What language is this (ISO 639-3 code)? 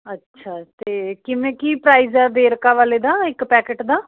pan